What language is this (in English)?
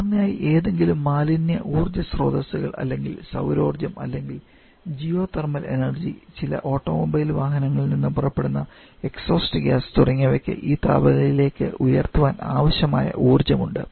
Malayalam